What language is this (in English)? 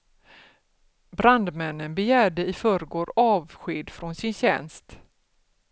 Swedish